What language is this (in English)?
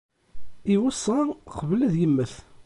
Kabyle